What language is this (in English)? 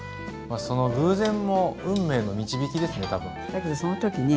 Japanese